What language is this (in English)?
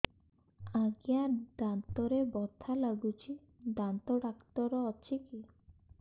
Odia